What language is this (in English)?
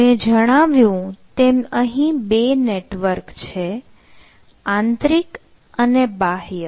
Gujarati